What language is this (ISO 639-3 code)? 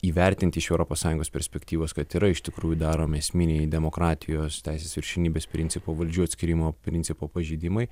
lit